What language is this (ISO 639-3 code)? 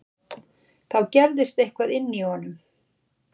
isl